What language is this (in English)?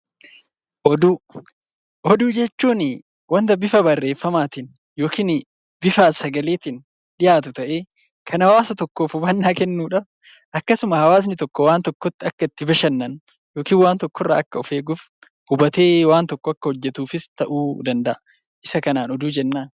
Oromo